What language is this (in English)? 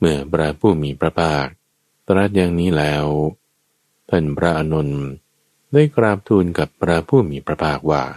Thai